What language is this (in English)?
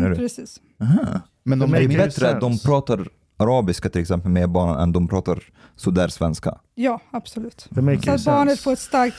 Swedish